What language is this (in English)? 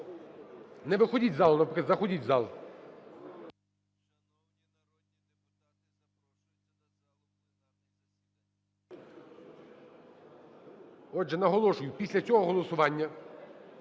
Ukrainian